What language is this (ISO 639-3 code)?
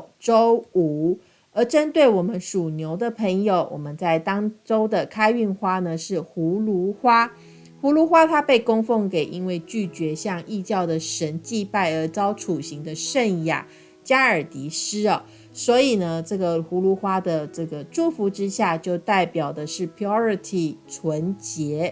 zho